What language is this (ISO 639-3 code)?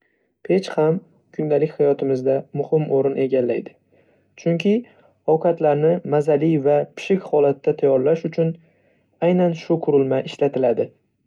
uzb